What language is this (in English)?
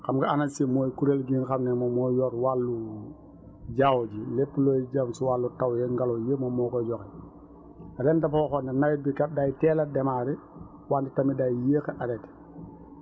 Wolof